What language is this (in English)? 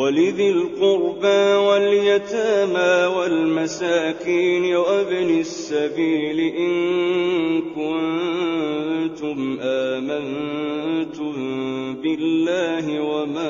Arabic